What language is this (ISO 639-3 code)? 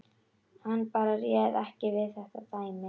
isl